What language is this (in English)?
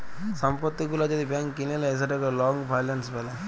Bangla